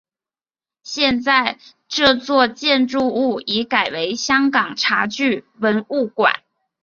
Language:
Chinese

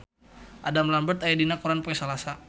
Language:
Sundanese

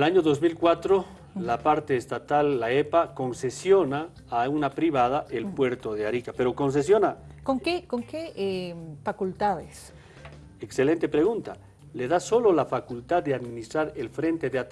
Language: Spanish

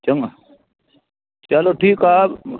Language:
Sindhi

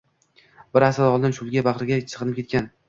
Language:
Uzbek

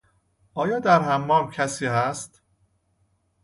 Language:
Persian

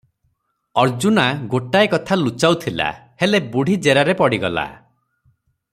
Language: Odia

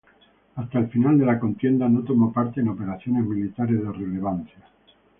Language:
Spanish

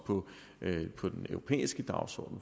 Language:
Danish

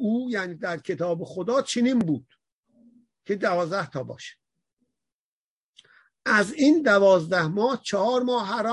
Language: Persian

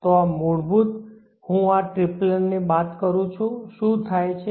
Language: Gujarati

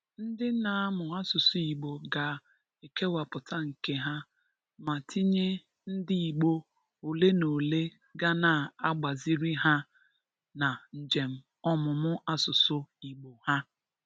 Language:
Igbo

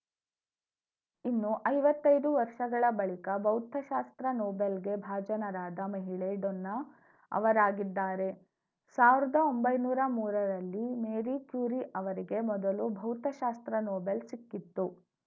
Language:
Kannada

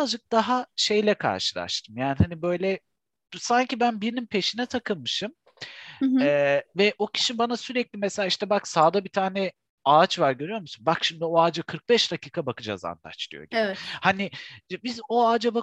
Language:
Turkish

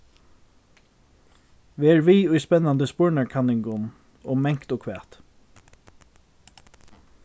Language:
Faroese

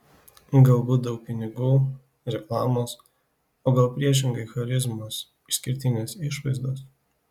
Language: Lithuanian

